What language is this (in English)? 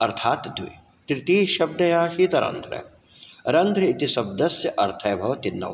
Sanskrit